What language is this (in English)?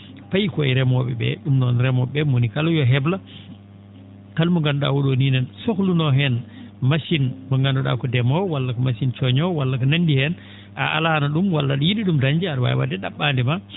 Fula